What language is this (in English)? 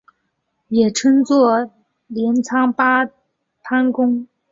Chinese